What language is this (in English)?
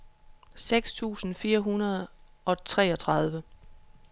Danish